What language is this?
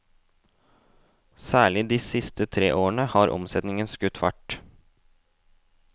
Norwegian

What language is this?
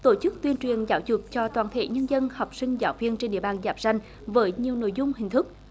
Vietnamese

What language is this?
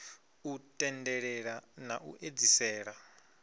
Venda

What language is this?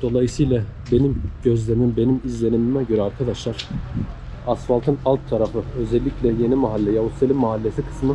Turkish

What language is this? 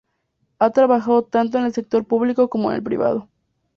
Spanish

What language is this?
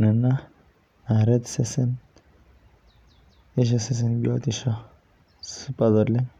Masai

